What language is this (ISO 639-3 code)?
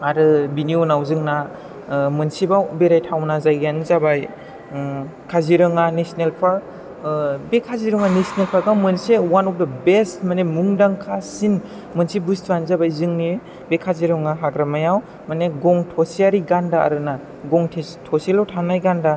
brx